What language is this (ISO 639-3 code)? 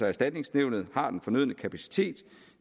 dan